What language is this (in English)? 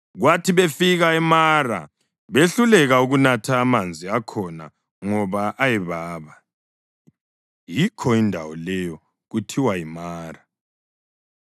North Ndebele